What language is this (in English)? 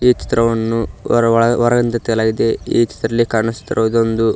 Kannada